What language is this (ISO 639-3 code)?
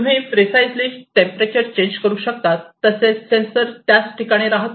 mar